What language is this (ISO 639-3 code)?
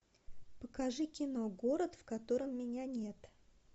rus